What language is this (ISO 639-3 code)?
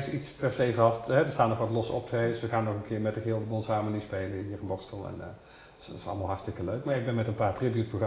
nld